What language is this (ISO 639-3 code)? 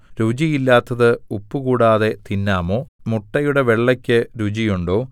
mal